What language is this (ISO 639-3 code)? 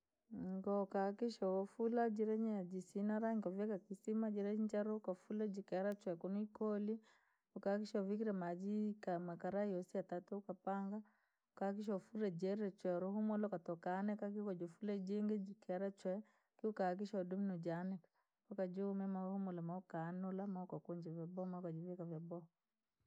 lag